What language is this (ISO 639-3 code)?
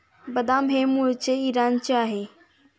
mar